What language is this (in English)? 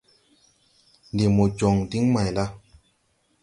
Tupuri